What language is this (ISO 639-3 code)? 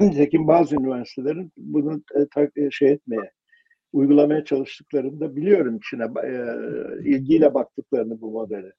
tur